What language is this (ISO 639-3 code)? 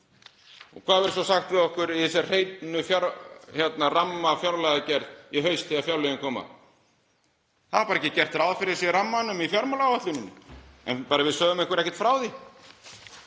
isl